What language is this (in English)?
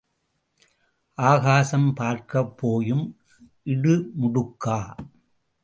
Tamil